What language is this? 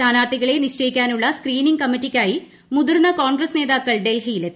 Malayalam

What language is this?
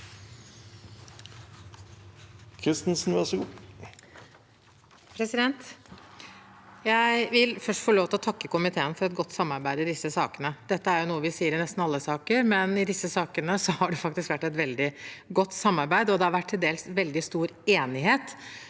Norwegian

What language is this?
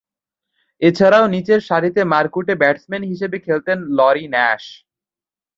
Bangla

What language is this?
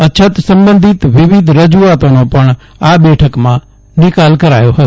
Gujarati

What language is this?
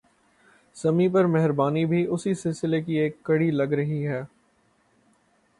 Urdu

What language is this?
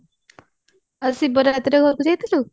Odia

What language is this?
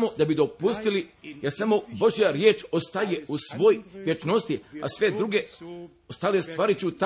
Croatian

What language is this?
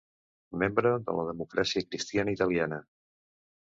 Catalan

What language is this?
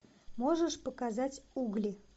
Russian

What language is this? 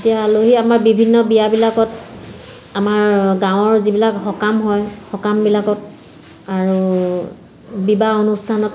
Assamese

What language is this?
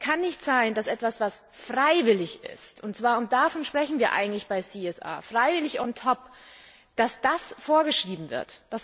German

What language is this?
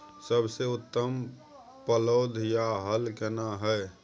Maithili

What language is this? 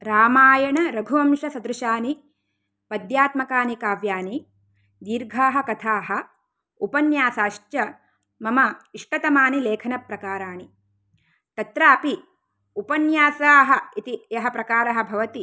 Sanskrit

